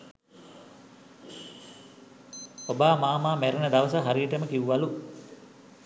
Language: Sinhala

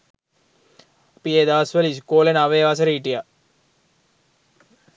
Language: Sinhala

